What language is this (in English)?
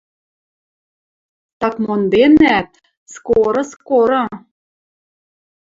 Western Mari